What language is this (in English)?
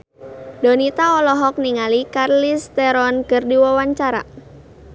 Sundanese